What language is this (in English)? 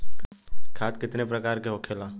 Bhojpuri